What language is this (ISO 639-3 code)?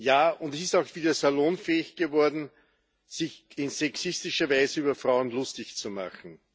deu